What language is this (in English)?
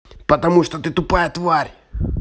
Russian